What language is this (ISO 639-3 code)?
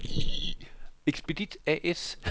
dan